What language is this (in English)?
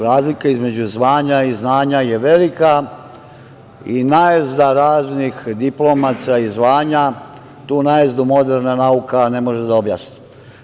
Serbian